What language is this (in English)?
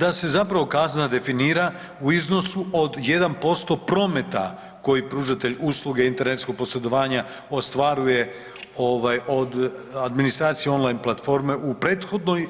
Croatian